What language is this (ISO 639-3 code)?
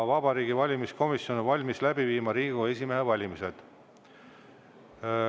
est